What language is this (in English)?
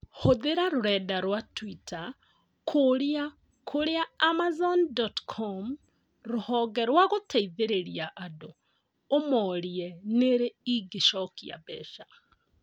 Kikuyu